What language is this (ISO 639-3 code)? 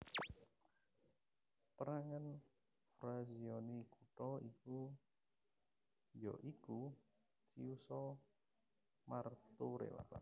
jav